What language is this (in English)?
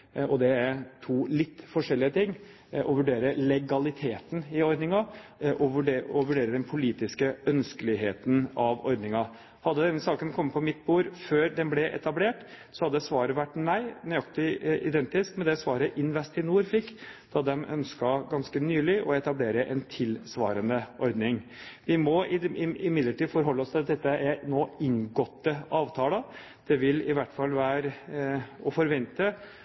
Norwegian Bokmål